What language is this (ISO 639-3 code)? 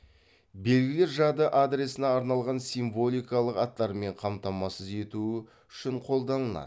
kaz